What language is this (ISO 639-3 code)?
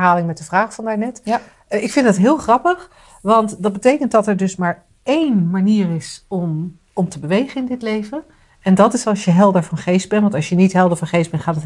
nld